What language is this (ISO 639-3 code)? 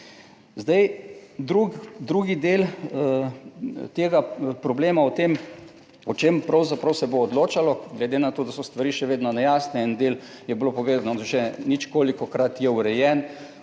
slv